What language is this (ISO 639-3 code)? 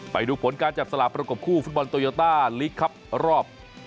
tha